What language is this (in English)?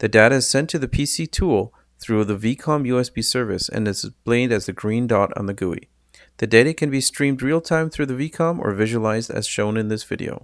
English